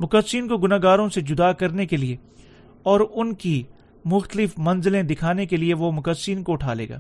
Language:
Urdu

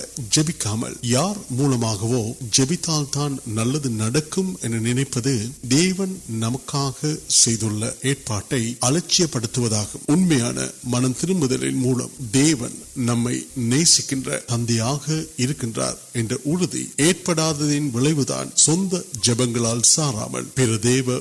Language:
Urdu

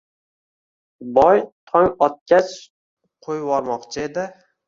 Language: Uzbek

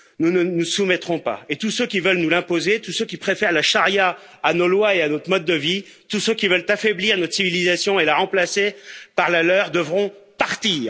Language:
French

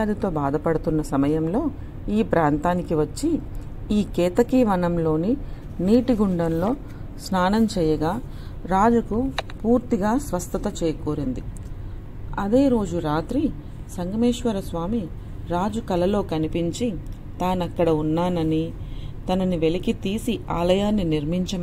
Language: Telugu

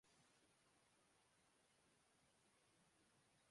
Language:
Urdu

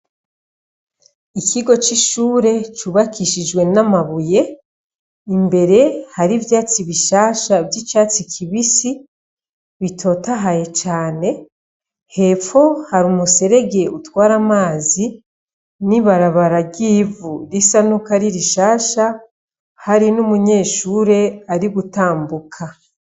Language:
Rundi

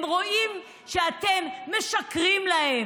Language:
Hebrew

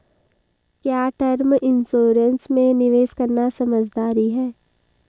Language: Hindi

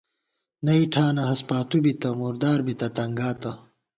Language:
Gawar-Bati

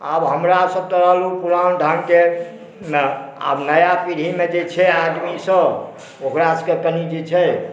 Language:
Maithili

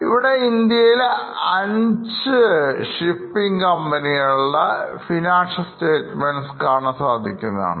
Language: Malayalam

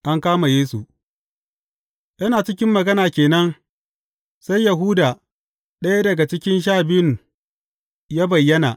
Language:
Hausa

